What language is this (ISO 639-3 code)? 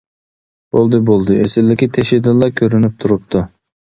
uig